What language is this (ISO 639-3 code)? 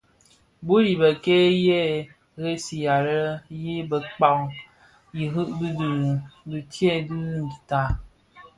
ksf